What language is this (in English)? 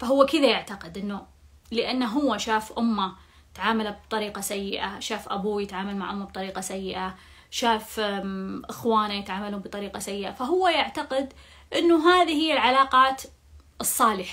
Arabic